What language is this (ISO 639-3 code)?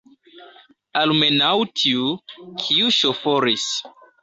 epo